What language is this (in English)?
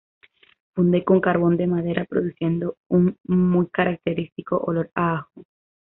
Spanish